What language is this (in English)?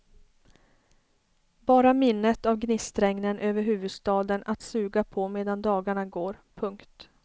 Swedish